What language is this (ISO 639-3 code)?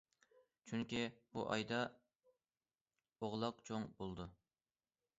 uig